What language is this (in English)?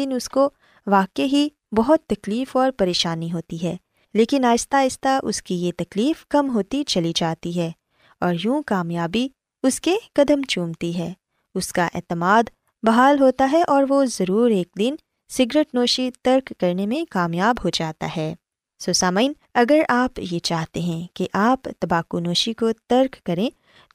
Urdu